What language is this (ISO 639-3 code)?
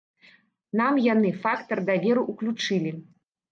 bel